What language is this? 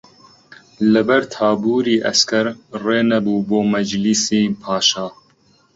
Central Kurdish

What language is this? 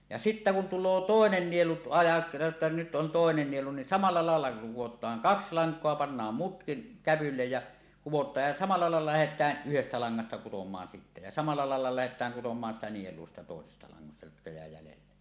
Finnish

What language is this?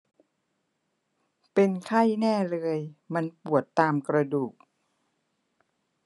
Thai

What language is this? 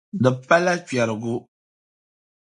Dagbani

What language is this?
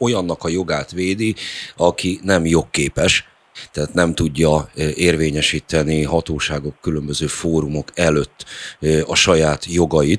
Hungarian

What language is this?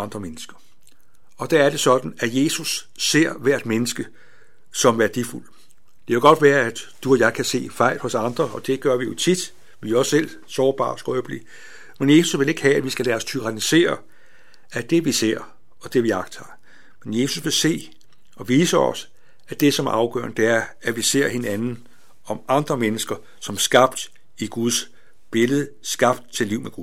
Danish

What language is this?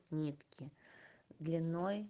Russian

